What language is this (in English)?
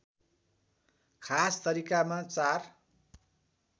Nepali